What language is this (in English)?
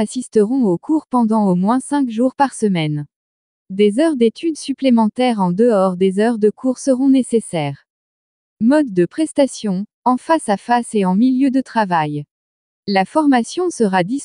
French